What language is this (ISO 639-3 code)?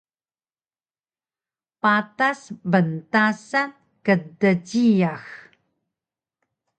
trv